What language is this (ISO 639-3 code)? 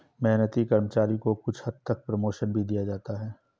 hin